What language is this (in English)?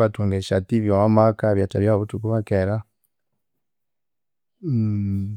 Konzo